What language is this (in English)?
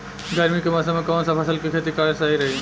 Bhojpuri